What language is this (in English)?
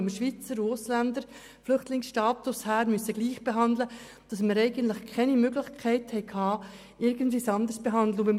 Swiss German